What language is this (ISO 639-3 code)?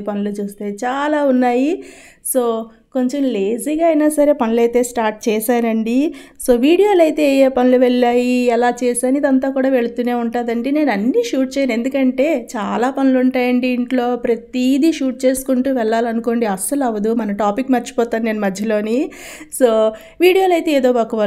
tel